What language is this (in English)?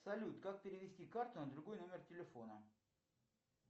Russian